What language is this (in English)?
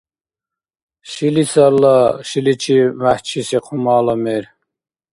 Dargwa